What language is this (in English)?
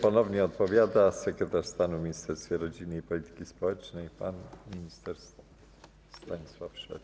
Polish